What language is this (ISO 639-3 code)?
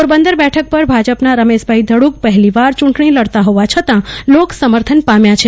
guj